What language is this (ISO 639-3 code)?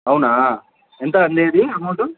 tel